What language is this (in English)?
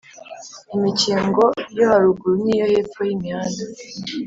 Kinyarwanda